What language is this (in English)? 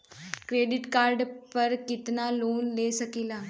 Bhojpuri